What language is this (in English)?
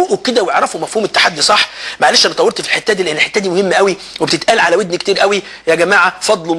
Arabic